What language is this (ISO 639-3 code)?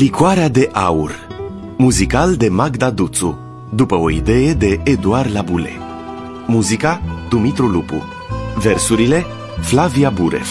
ron